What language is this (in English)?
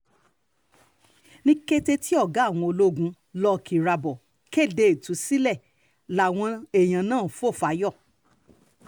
Yoruba